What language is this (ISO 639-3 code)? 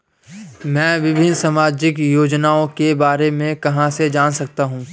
hin